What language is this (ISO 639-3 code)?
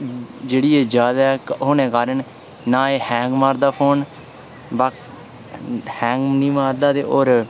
doi